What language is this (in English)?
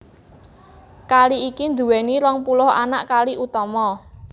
Javanese